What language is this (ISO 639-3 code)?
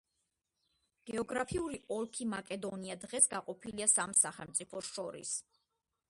kat